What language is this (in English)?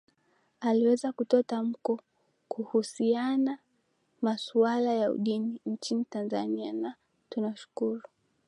Swahili